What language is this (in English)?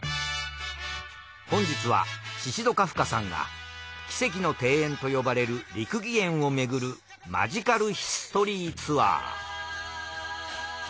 Japanese